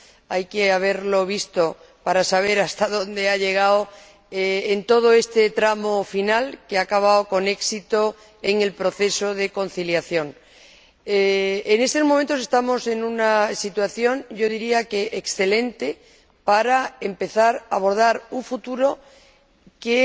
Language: Spanish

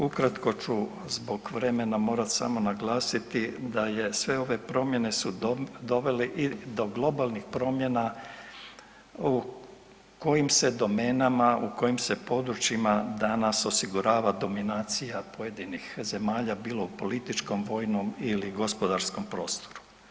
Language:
Croatian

